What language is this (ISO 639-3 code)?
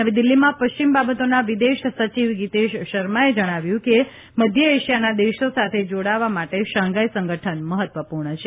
guj